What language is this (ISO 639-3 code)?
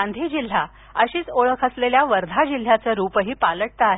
mar